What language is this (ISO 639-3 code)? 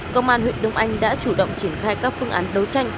vie